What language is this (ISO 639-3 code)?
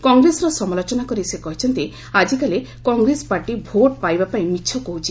ori